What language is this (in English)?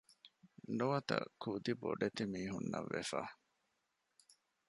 Divehi